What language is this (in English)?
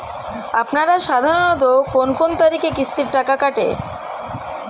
Bangla